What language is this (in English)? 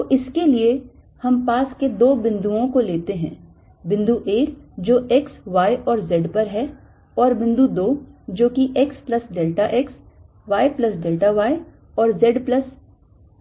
Hindi